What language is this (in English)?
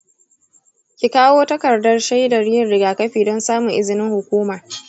Hausa